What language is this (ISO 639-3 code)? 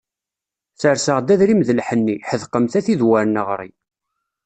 kab